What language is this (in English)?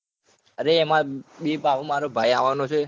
Gujarati